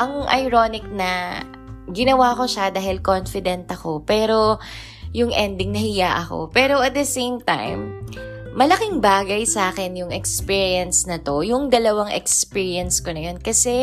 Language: Filipino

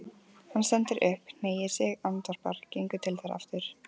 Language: Icelandic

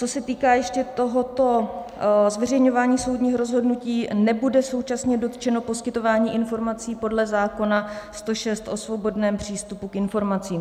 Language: Czech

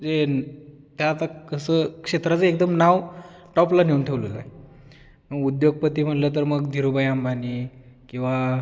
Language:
Marathi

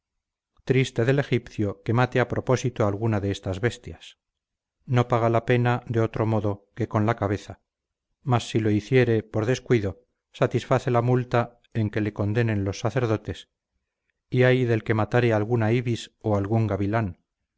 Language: Spanish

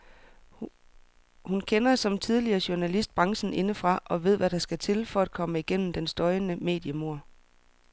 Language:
Danish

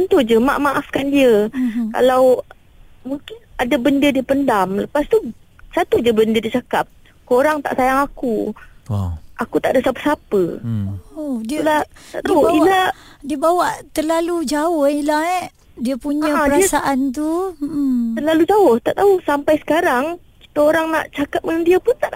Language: Malay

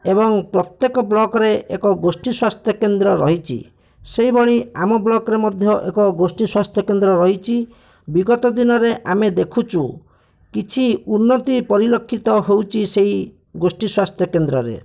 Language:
Odia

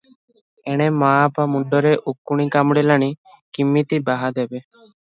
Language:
Odia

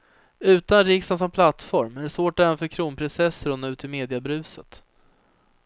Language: Swedish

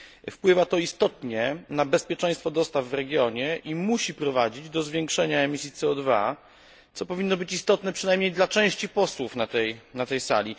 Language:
Polish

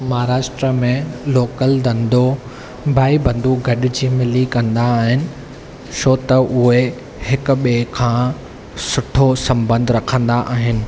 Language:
Sindhi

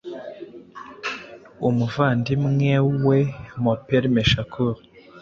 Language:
Kinyarwanda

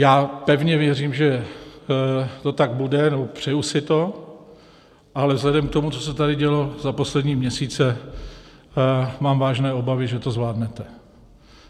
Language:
Czech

